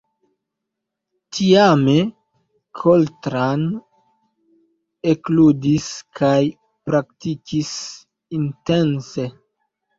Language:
Esperanto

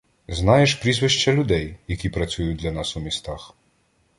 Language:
Ukrainian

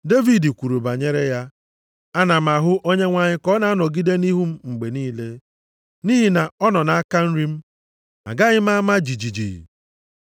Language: Igbo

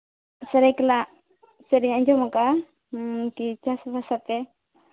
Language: Santali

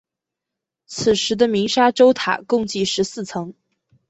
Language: Chinese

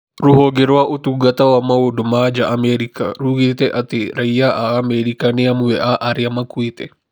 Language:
Kikuyu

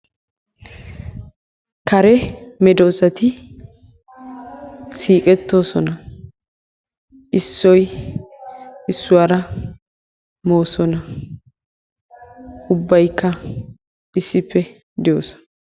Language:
Wolaytta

